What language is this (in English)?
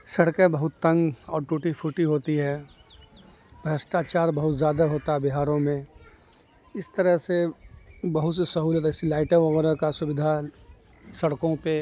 Urdu